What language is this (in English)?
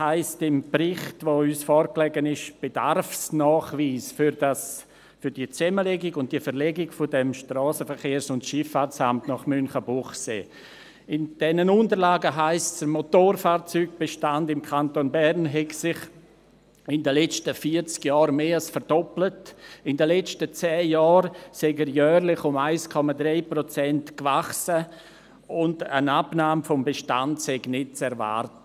Swiss German